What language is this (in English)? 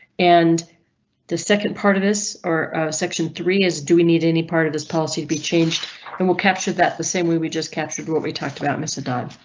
English